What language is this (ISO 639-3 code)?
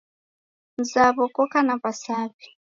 dav